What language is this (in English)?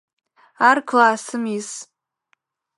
Adyghe